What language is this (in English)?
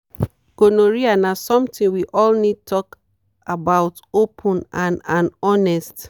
Nigerian Pidgin